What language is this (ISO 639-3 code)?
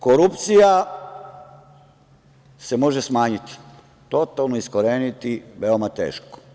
srp